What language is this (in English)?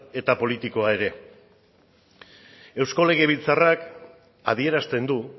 Basque